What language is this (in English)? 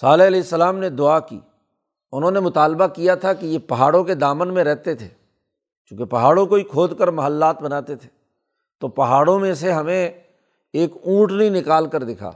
Urdu